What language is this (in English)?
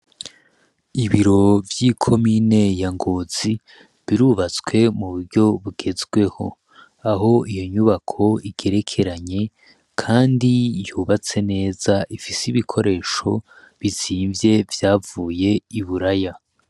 Rundi